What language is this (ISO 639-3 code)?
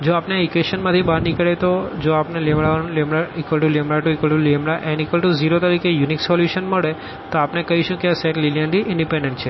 guj